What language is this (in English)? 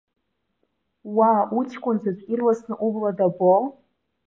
Abkhazian